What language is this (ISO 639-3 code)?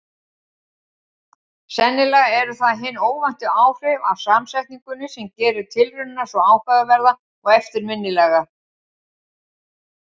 isl